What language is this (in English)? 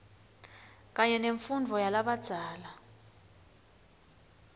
Swati